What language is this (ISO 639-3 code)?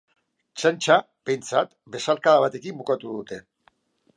eus